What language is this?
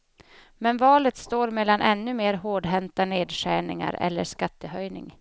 Swedish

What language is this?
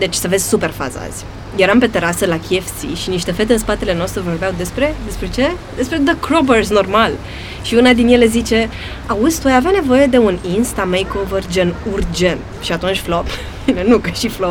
Romanian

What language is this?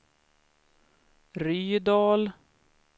Swedish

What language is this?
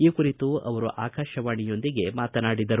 Kannada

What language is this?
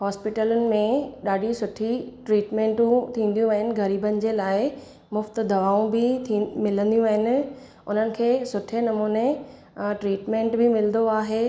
Sindhi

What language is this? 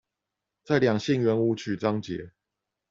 Chinese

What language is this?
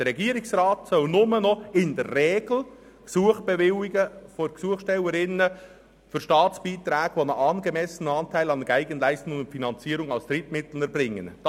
Swiss German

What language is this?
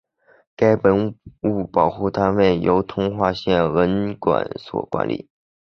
Chinese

